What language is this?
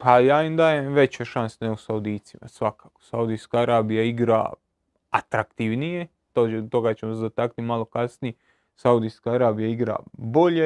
Croatian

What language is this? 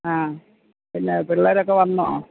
Malayalam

